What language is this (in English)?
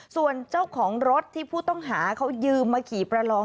Thai